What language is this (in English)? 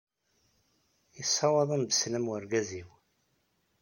Kabyle